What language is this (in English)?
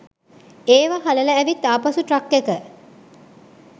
Sinhala